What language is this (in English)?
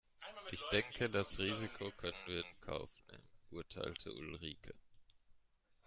German